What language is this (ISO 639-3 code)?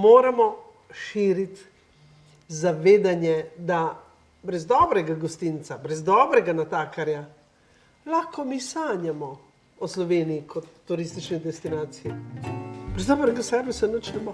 slv